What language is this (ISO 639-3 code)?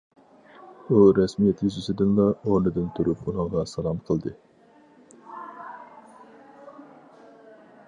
uig